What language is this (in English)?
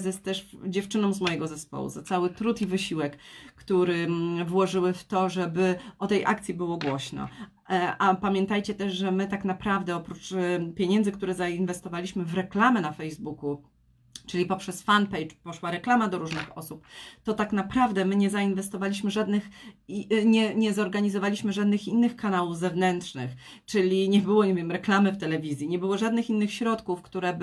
Polish